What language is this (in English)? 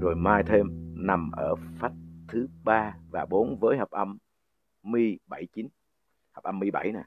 Vietnamese